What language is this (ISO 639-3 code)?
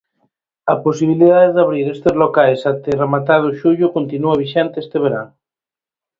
glg